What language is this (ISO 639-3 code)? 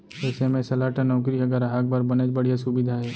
hne